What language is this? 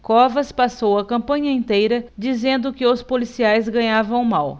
Portuguese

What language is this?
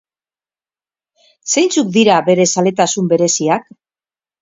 Basque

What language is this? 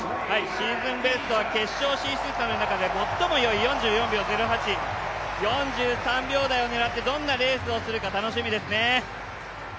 Japanese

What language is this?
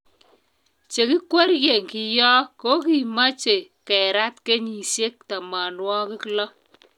Kalenjin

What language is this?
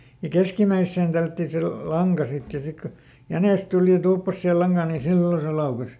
Finnish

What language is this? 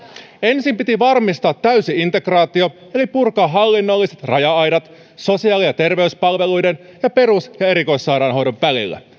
Finnish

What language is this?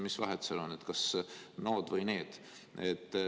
Estonian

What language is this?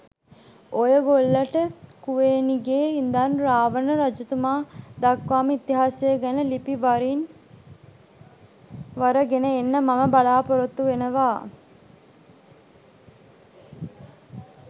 Sinhala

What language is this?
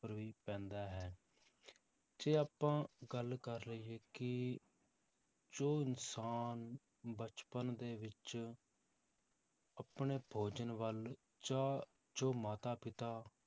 Punjabi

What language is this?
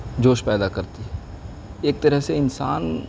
Urdu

